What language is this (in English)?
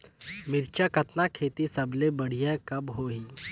Chhattisgarhi